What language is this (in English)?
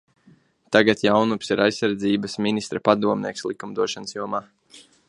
Latvian